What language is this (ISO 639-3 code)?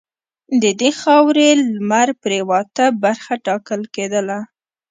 pus